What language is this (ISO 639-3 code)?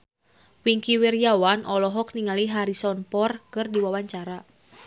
sun